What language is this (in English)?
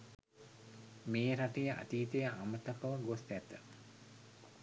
Sinhala